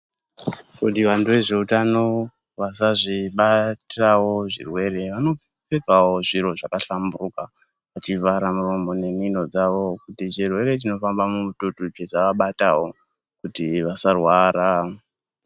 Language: Ndau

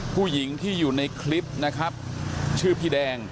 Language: Thai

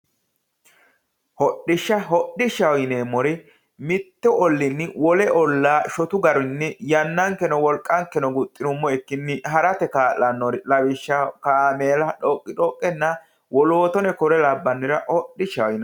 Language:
Sidamo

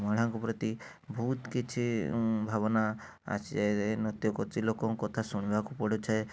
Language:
Odia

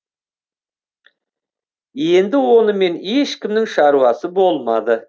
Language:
Kazakh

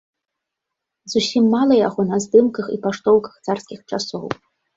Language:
Belarusian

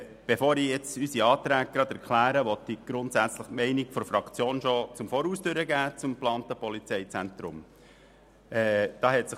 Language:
Swiss German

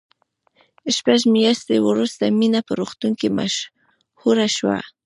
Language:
Pashto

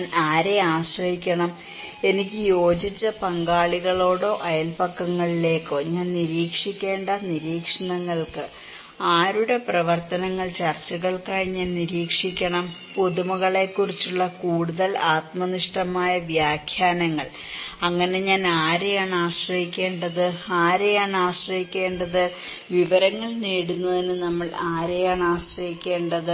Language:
Malayalam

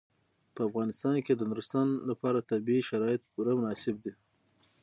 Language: Pashto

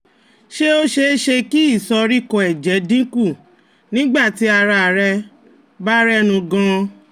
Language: Yoruba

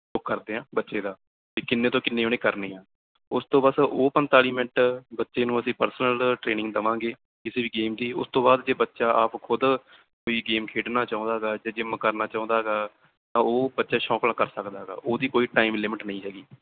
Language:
Punjabi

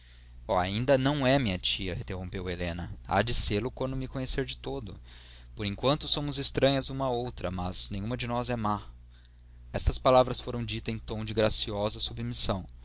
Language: Portuguese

